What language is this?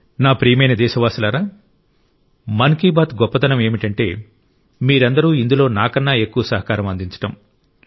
Telugu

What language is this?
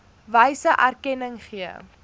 Afrikaans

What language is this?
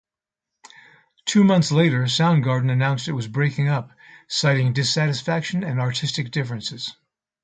English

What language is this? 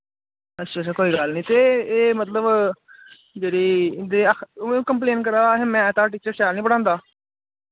Dogri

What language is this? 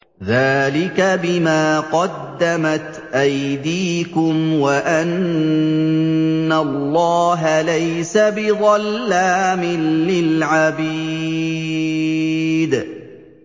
Arabic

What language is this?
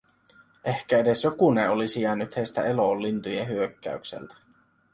Finnish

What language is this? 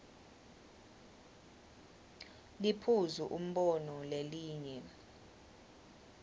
Swati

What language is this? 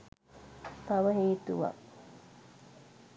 Sinhala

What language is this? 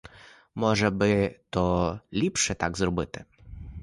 Ukrainian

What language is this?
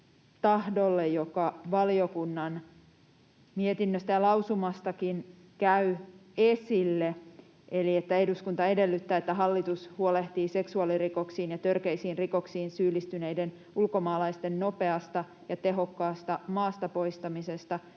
Finnish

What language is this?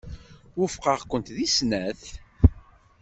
Kabyle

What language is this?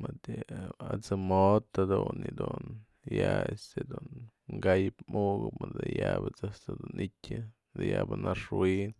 Mazatlán Mixe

